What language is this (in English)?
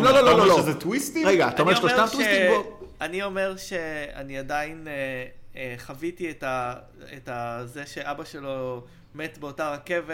Hebrew